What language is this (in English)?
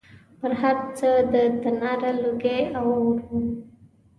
Pashto